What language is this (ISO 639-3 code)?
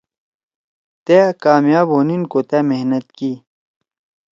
trw